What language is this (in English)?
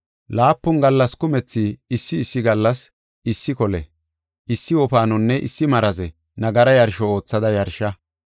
Gofa